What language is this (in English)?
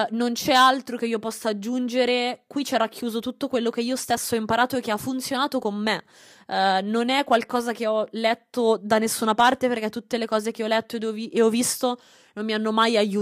Italian